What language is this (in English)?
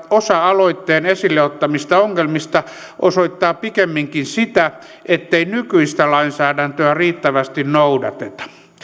Finnish